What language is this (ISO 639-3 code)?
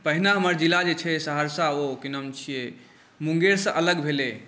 mai